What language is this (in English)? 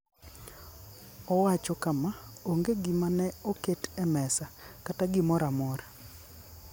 Luo (Kenya and Tanzania)